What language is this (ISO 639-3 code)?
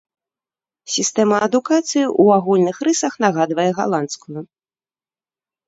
bel